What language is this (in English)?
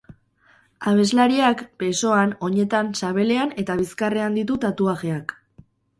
Basque